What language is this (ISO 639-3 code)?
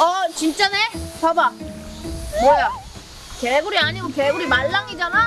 kor